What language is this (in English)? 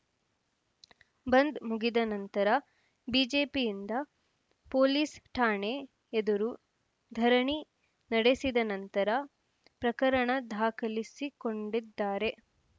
Kannada